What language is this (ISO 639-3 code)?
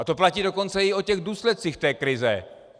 ces